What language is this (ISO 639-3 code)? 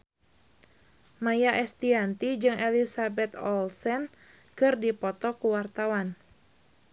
sun